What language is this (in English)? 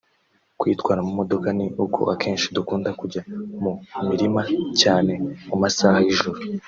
Kinyarwanda